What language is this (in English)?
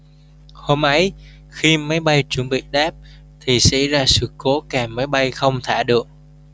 Vietnamese